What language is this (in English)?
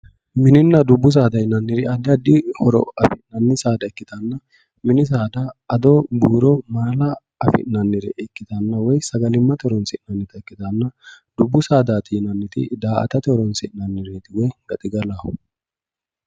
Sidamo